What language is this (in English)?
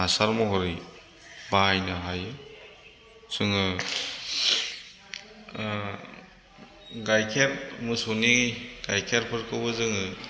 Bodo